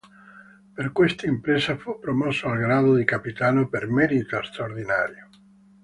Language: Italian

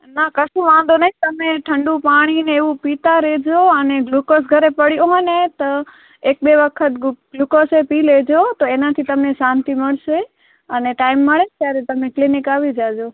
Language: Gujarati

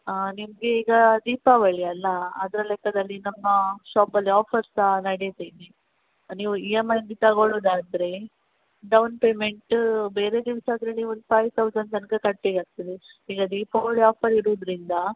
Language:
Kannada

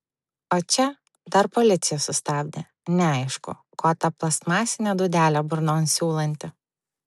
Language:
Lithuanian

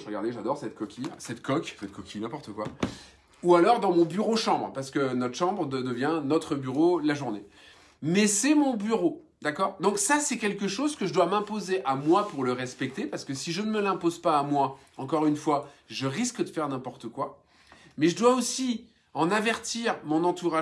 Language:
French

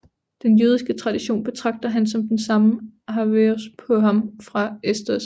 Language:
Danish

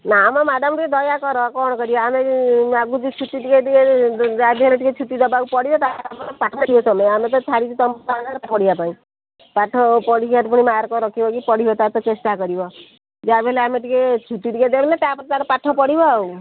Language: Odia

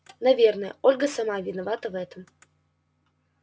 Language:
Russian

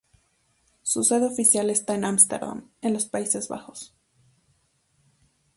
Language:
Spanish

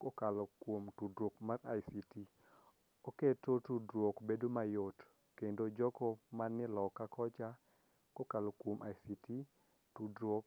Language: Luo (Kenya and Tanzania)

